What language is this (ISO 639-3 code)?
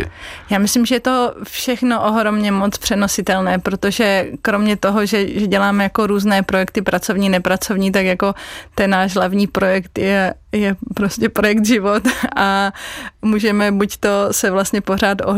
ces